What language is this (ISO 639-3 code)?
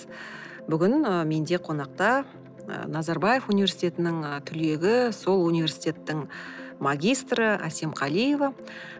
kaz